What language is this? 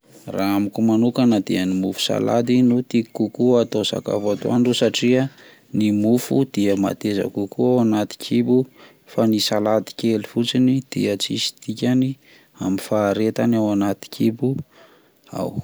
Malagasy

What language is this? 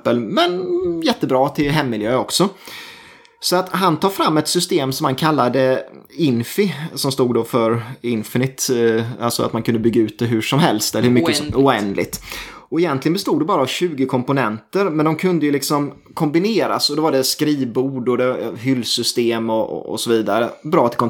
Swedish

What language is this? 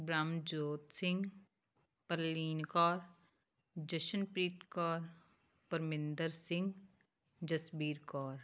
Punjabi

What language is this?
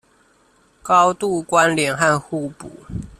Chinese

